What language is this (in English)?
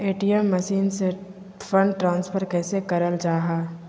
Magahi